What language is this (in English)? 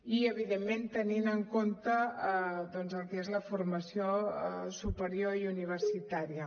Catalan